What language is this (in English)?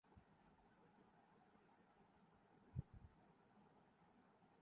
Urdu